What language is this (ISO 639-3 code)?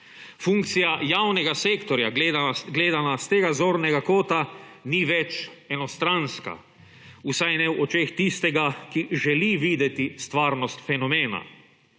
slv